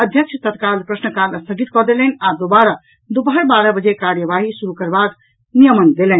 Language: Maithili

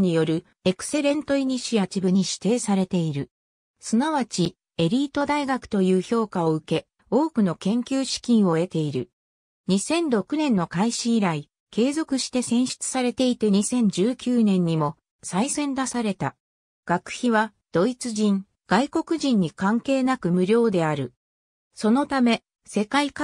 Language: Japanese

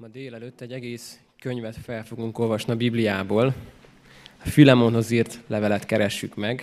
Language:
Hungarian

